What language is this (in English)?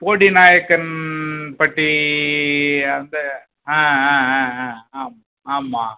Tamil